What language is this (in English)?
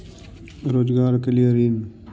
Magahi